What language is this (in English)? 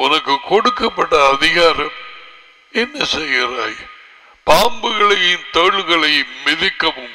Tamil